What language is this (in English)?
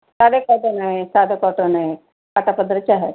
Marathi